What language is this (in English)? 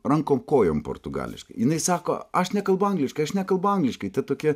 Lithuanian